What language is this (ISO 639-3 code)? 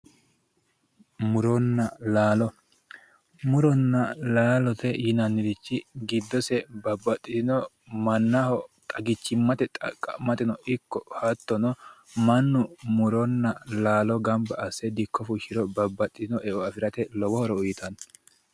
sid